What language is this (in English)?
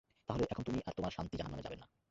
Bangla